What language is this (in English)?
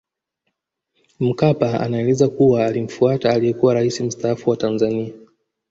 Swahili